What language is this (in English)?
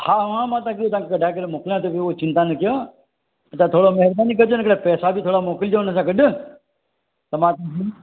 Sindhi